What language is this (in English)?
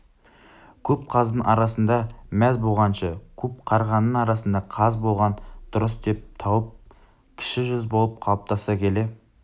Kazakh